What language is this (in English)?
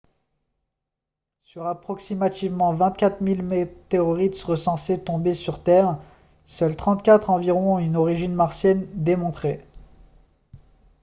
French